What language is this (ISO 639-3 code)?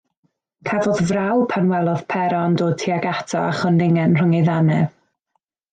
cym